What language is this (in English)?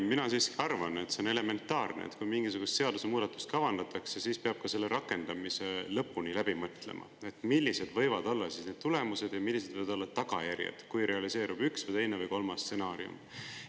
Estonian